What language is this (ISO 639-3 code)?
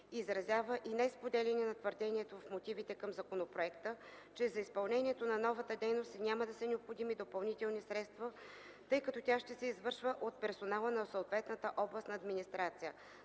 bul